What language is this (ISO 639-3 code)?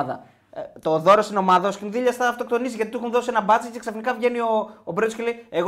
ell